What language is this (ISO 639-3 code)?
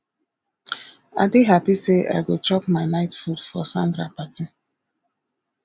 pcm